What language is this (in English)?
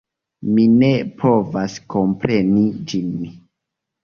Esperanto